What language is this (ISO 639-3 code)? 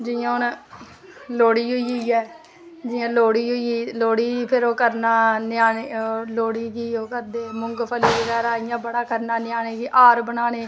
doi